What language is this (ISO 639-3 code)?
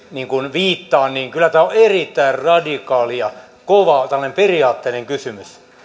fin